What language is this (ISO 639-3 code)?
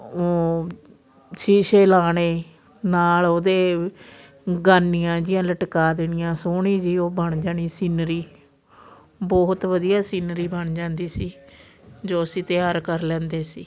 pan